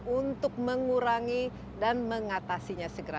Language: Indonesian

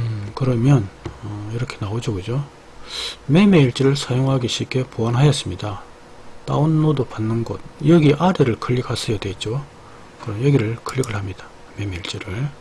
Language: Korean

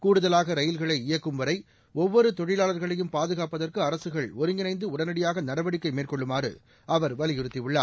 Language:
Tamil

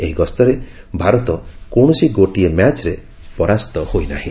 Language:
Odia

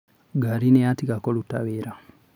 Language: Kikuyu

